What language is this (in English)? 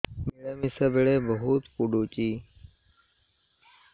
Odia